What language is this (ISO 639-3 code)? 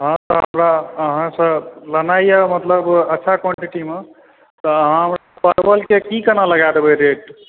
mai